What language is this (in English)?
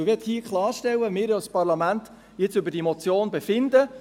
Swiss German